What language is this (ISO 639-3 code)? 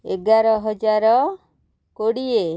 ori